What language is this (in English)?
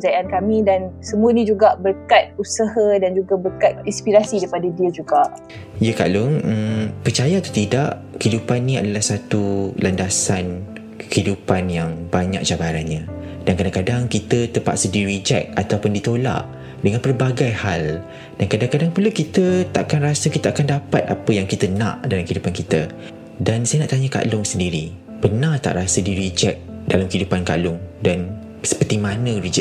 Malay